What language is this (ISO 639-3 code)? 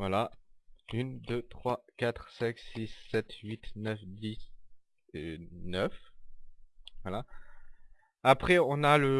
fra